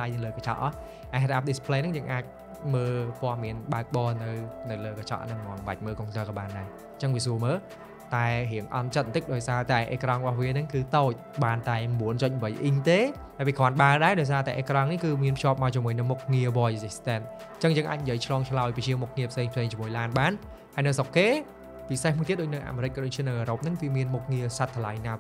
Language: Vietnamese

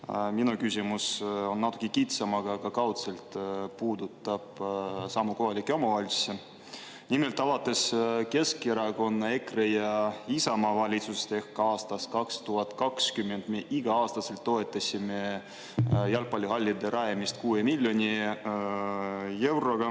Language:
Estonian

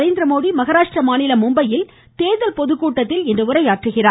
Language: Tamil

